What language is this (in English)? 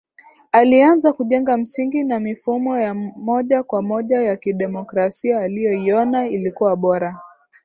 Swahili